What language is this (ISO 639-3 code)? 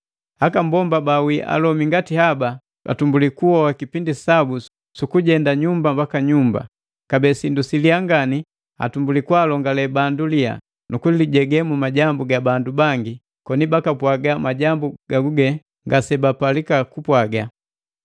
mgv